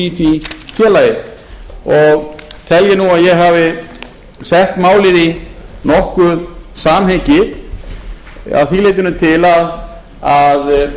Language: Icelandic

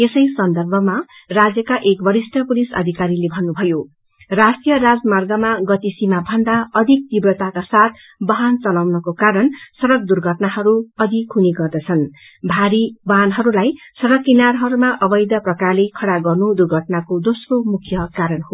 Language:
Nepali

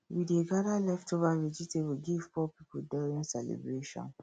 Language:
Nigerian Pidgin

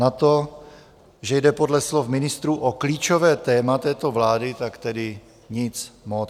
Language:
Czech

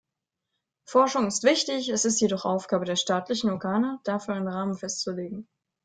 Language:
German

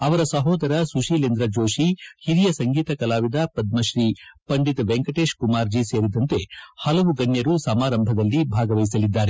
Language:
Kannada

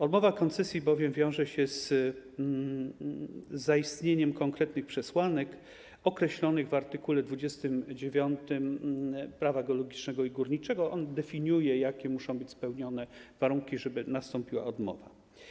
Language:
Polish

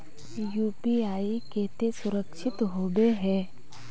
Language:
Magahi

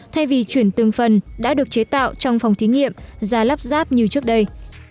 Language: Vietnamese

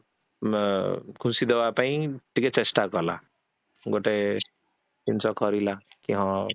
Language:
Odia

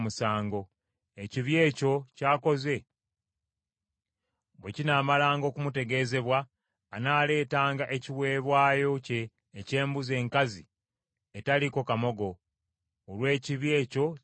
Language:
Ganda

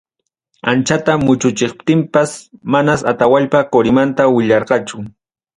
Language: Ayacucho Quechua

